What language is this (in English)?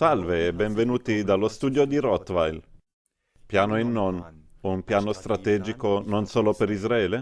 Italian